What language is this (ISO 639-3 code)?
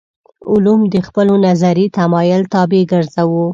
pus